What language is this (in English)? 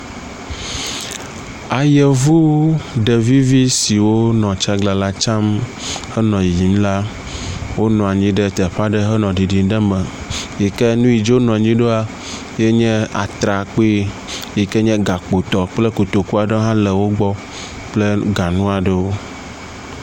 Ewe